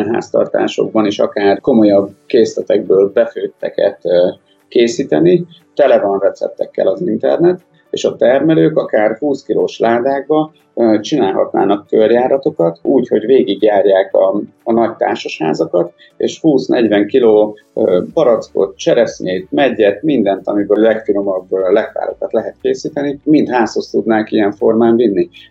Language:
Hungarian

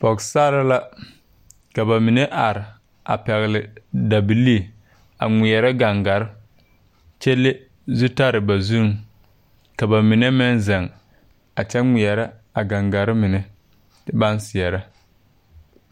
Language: Southern Dagaare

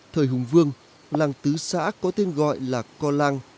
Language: Vietnamese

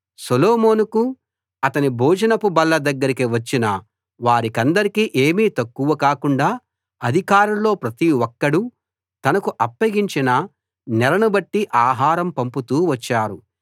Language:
Telugu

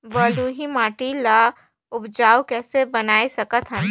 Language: Chhattisgarhi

